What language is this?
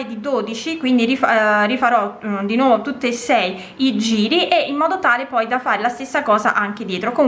Italian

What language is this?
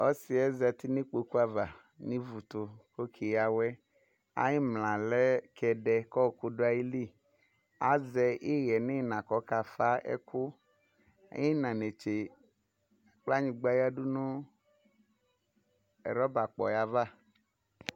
Ikposo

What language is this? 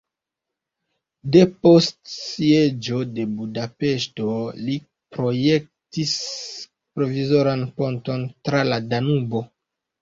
Esperanto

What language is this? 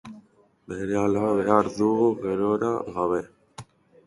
Basque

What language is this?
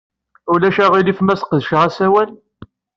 Kabyle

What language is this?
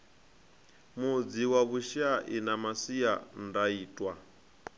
Venda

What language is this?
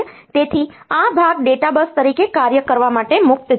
Gujarati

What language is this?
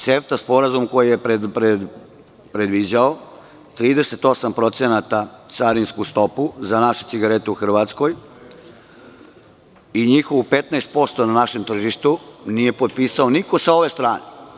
Serbian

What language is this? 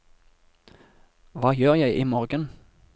Norwegian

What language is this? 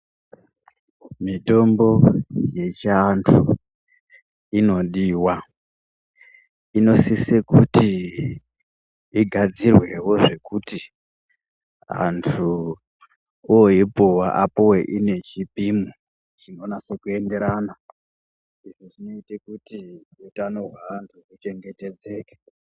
Ndau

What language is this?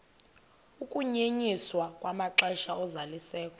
Xhosa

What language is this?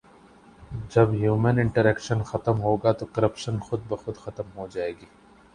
Urdu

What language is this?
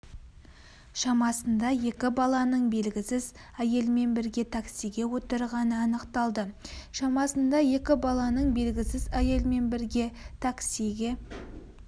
Kazakh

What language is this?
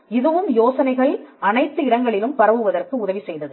Tamil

